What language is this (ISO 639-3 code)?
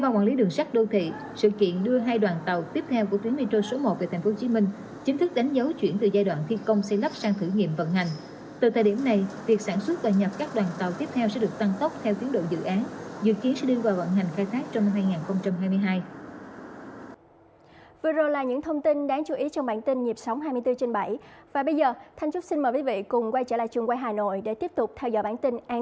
vie